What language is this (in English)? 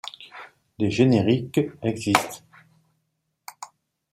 French